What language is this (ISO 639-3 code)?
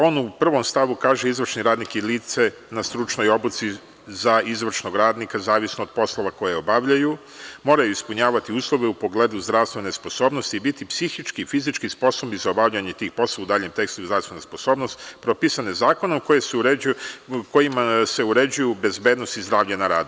srp